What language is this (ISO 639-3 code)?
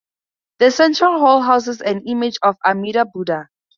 eng